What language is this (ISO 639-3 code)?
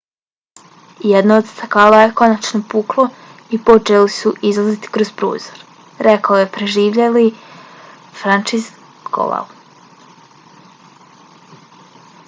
bos